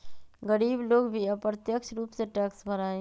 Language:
Magahi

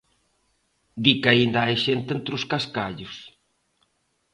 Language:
Galician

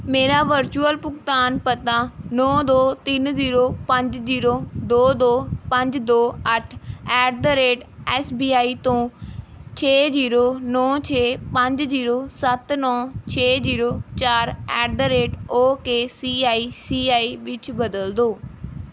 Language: Punjabi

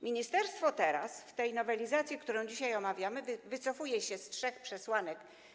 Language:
Polish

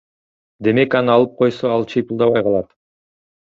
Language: Kyrgyz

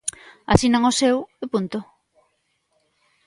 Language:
Galician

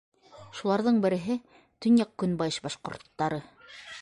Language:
Bashkir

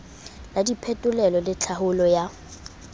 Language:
Southern Sotho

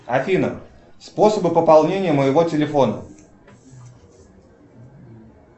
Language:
Russian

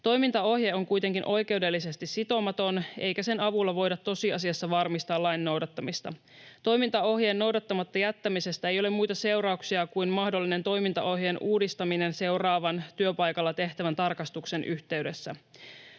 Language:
Finnish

